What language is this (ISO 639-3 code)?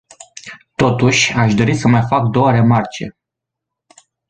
ron